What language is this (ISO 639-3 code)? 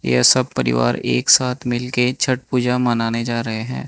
hin